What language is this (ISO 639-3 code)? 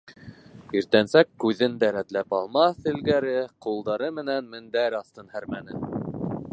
bak